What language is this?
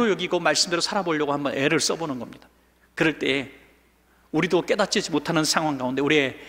Korean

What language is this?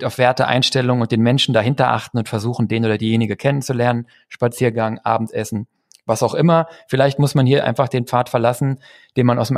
German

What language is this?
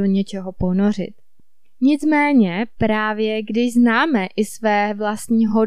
Czech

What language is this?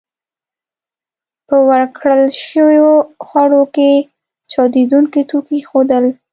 Pashto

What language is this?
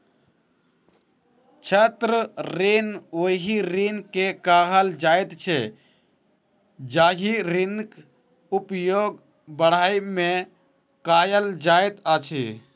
Maithili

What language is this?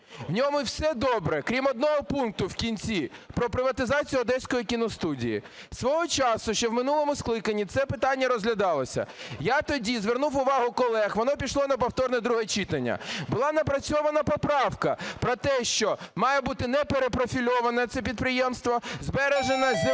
Ukrainian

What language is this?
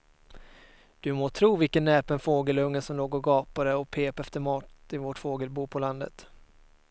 Swedish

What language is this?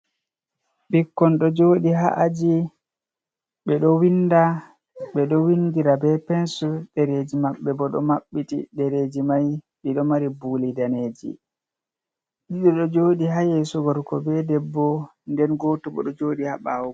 Fula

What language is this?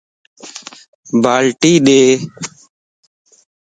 Lasi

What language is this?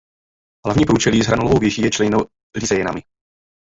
Czech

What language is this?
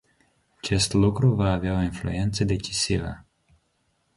Romanian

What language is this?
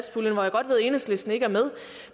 Danish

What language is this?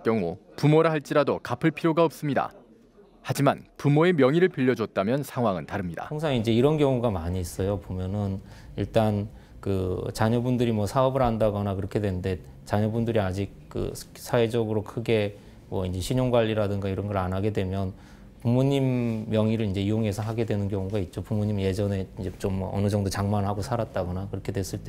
Korean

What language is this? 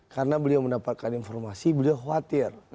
Indonesian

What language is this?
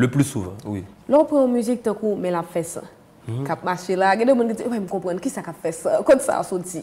French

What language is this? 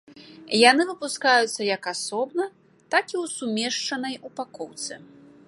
Belarusian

